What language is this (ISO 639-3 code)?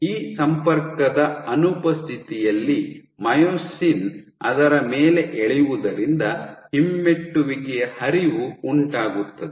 kan